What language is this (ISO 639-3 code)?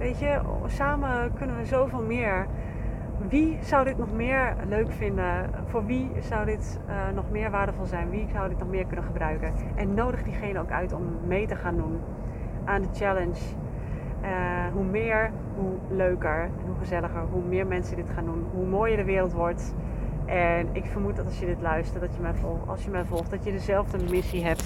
nld